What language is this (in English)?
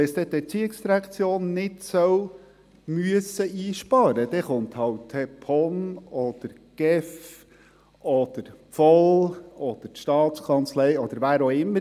Swiss German